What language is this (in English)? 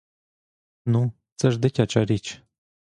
Ukrainian